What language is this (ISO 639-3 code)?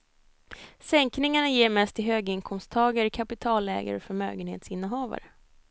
swe